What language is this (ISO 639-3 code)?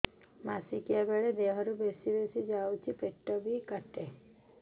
ori